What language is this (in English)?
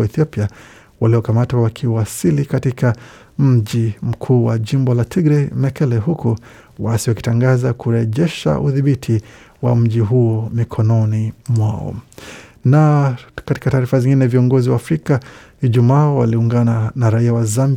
Swahili